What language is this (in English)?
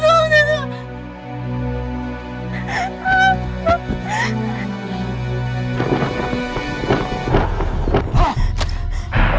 Indonesian